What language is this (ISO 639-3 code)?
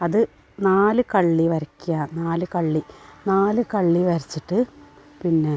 mal